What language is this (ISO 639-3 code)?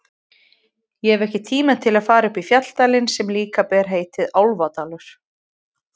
isl